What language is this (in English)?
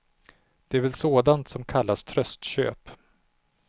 Swedish